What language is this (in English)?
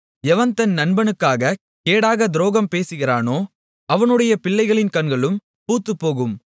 Tamil